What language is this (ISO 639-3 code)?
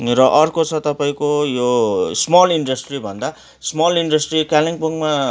nep